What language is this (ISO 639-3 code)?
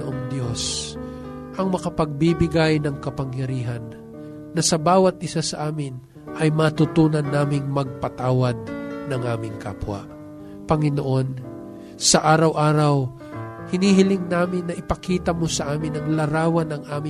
fil